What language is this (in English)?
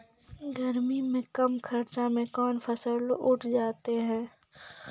Maithili